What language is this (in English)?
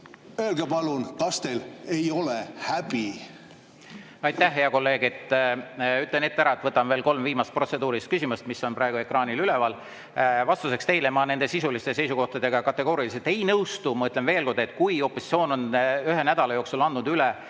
Estonian